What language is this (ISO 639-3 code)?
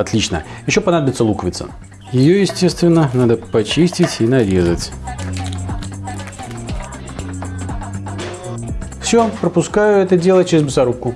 rus